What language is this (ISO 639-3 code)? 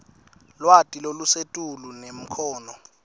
ssw